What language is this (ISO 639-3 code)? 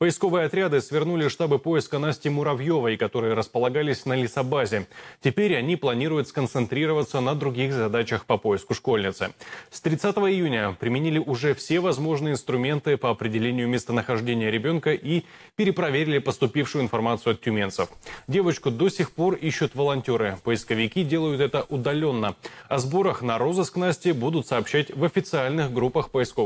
rus